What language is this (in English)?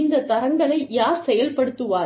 Tamil